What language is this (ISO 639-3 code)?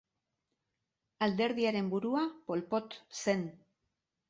eus